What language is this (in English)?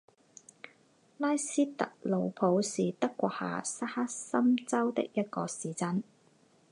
Chinese